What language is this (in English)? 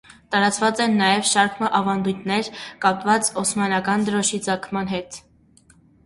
Armenian